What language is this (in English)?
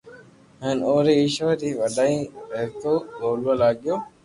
Loarki